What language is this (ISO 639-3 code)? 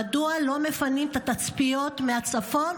heb